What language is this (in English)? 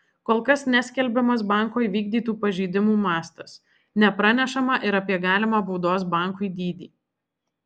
Lithuanian